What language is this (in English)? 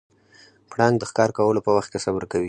Pashto